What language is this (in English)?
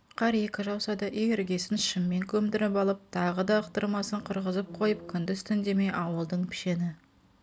Kazakh